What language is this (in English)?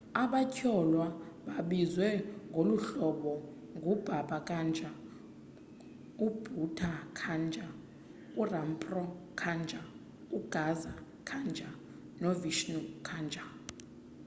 Xhosa